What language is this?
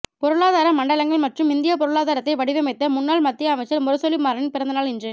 Tamil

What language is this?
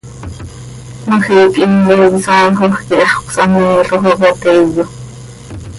Seri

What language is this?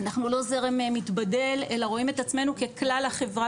Hebrew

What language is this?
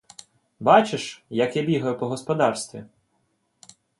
Ukrainian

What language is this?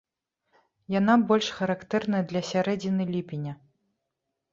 Belarusian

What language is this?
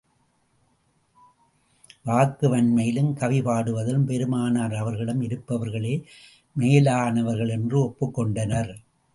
Tamil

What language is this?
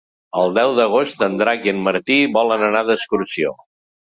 Catalan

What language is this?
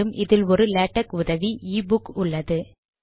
Tamil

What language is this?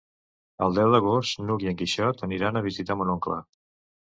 Catalan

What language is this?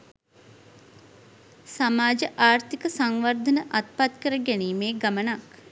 Sinhala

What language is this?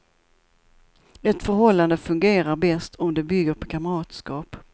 Swedish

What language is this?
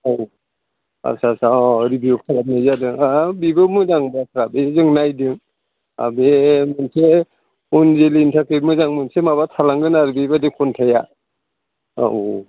Bodo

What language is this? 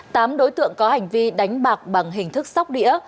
Vietnamese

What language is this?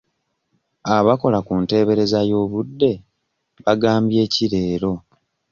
Ganda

